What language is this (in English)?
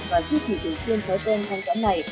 Vietnamese